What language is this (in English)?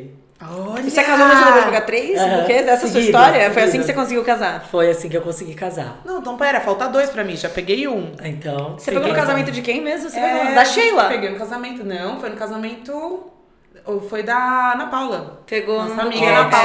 Portuguese